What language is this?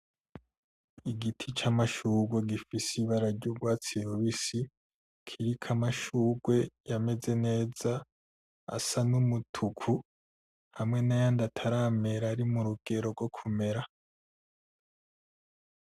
Rundi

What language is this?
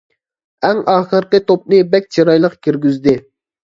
Uyghur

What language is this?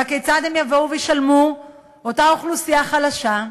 Hebrew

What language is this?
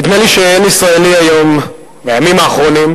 Hebrew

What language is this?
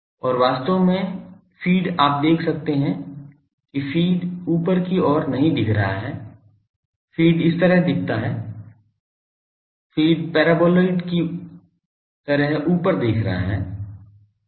Hindi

